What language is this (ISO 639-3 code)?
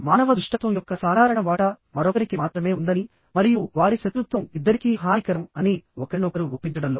tel